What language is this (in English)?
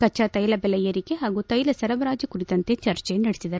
Kannada